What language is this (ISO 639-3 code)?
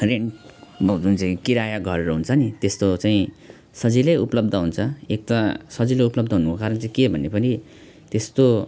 nep